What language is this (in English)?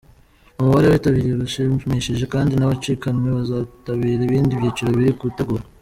Kinyarwanda